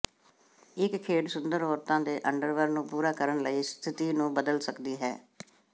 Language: Punjabi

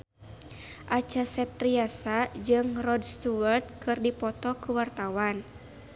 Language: Sundanese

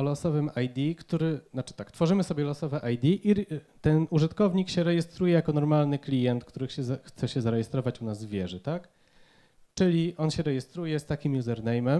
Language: Polish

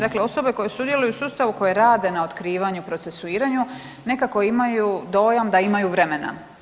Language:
Croatian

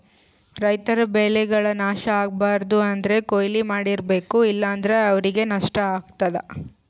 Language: Kannada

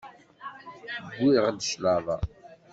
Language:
Kabyle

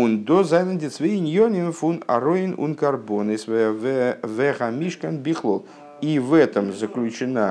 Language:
Russian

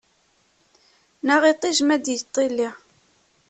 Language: Kabyle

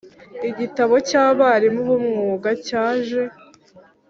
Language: Kinyarwanda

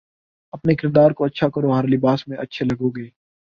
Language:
Urdu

